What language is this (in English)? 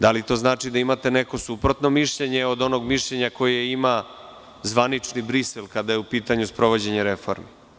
Serbian